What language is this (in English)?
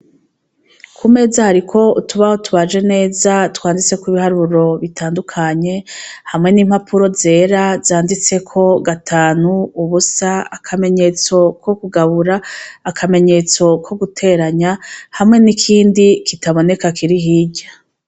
Rundi